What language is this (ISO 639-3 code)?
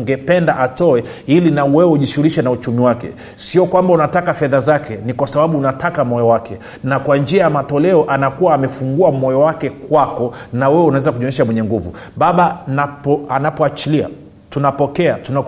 swa